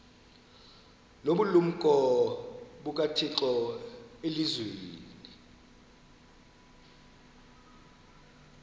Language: Xhosa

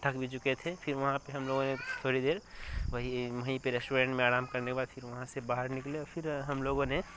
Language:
Urdu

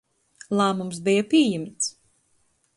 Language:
Latgalian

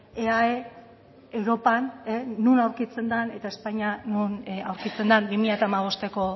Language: Basque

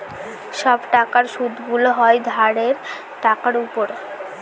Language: Bangla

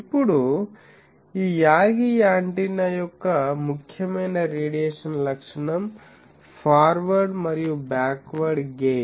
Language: Telugu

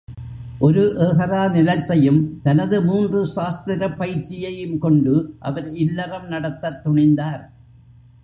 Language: Tamil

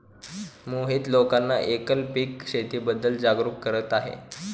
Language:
Marathi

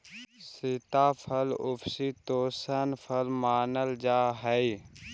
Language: Magahi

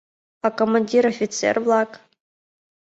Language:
Mari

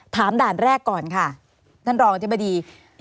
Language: Thai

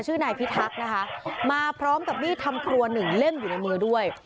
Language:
Thai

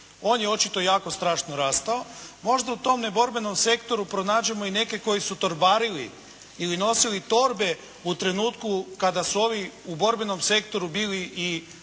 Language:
Croatian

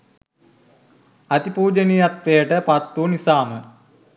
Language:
Sinhala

